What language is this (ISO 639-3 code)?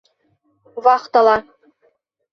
bak